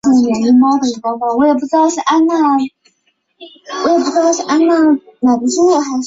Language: Chinese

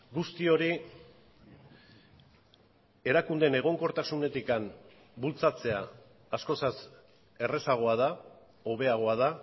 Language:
Basque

